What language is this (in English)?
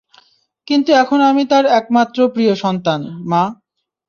Bangla